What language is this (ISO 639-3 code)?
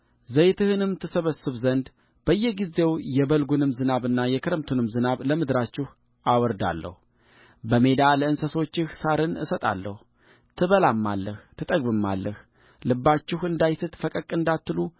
amh